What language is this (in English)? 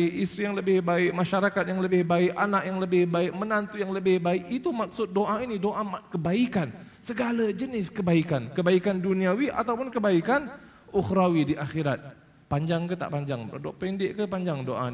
Malay